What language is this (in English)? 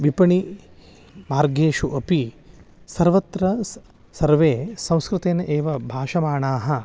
Sanskrit